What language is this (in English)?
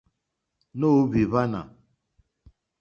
Mokpwe